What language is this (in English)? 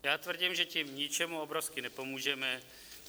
Czech